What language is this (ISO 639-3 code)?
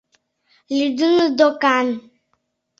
chm